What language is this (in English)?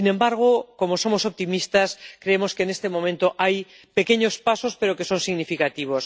Spanish